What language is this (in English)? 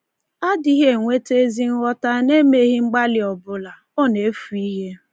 Igbo